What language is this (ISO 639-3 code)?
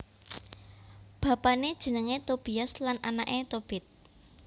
jav